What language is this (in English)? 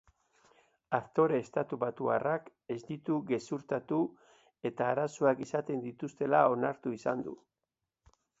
Basque